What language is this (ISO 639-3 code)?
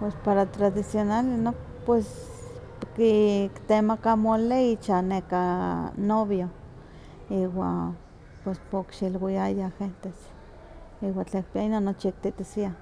nhq